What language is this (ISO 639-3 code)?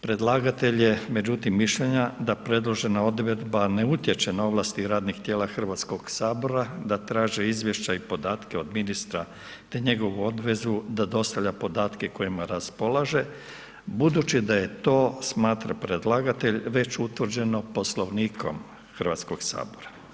hrv